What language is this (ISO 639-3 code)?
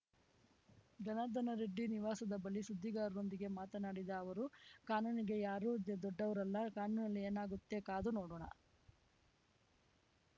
kan